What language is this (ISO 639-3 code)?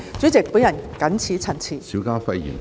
yue